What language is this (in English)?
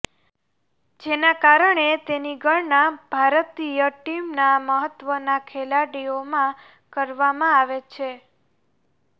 Gujarati